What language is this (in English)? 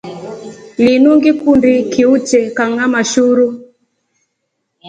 Rombo